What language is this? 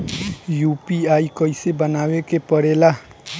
Bhojpuri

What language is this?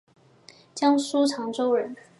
Chinese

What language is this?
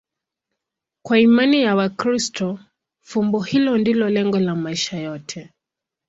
Swahili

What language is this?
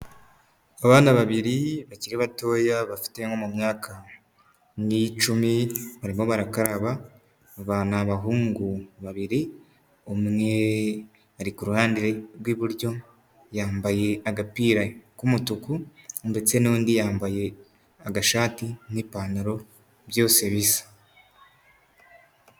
Kinyarwanda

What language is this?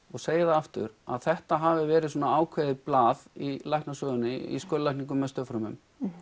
Icelandic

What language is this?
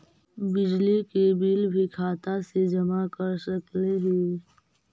Magahi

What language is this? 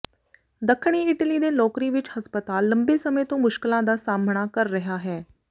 Punjabi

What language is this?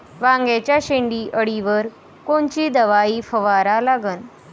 Marathi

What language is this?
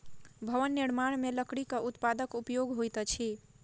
Maithili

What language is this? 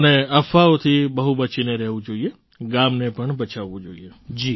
Gujarati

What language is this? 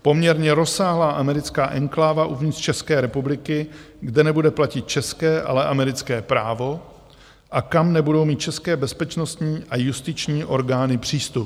Czech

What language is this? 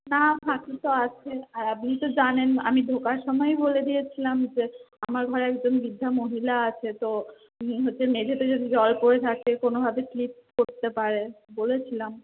Bangla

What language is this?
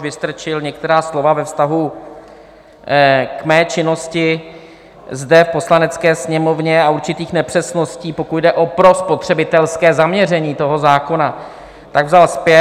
Czech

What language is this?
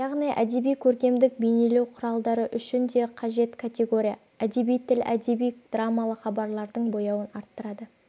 Kazakh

